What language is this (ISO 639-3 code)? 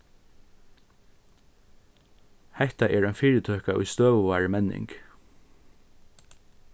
fao